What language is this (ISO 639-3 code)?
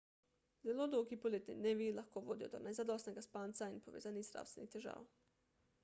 slv